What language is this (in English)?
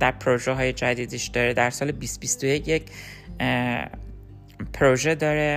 Persian